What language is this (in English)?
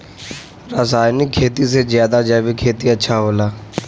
Bhojpuri